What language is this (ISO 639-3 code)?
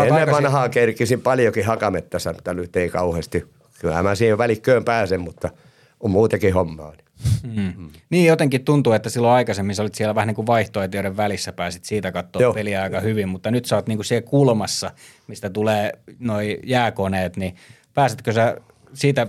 fin